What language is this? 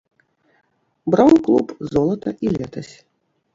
Belarusian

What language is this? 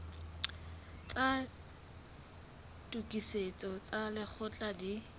Southern Sotho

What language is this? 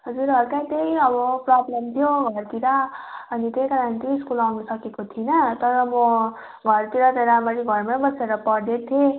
Nepali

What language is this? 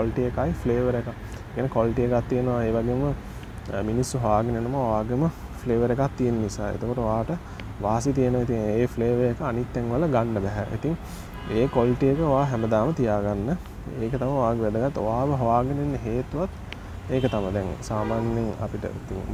Indonesian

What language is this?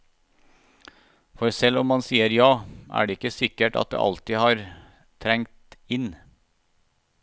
Norwegian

